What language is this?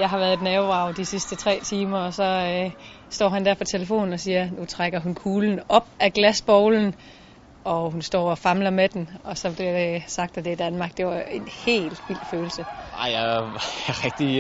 Danish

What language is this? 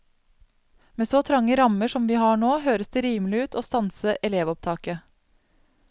Norwegian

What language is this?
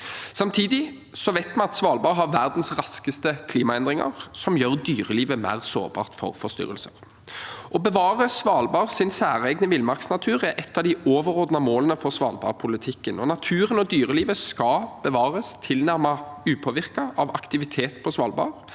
Norwegian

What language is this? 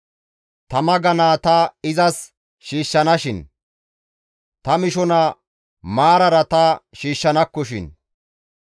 Gamo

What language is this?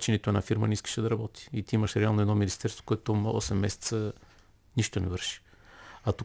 Bulgarian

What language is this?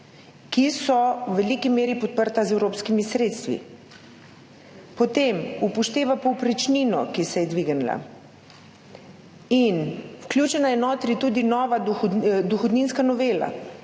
Slovenian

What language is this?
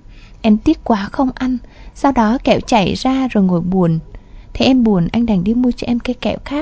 Vietnamese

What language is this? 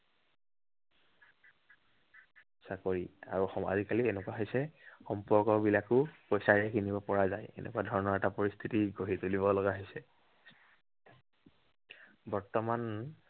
Assamese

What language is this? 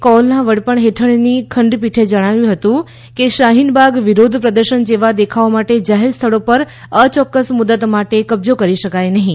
Gujarati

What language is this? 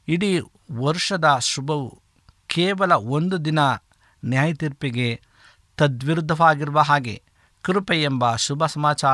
Kannada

